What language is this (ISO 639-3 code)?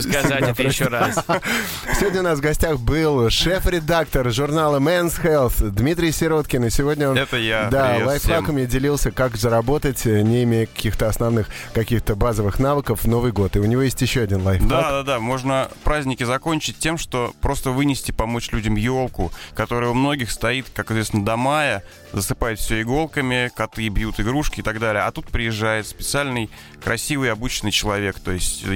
rus